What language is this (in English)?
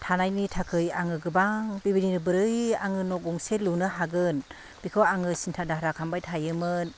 Bodo